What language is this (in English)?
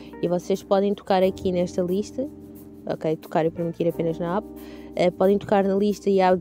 Portuguese